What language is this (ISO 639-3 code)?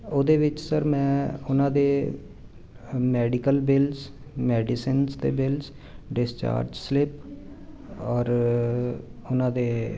pan